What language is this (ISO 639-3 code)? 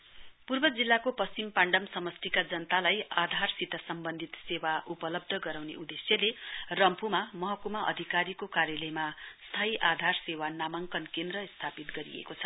nep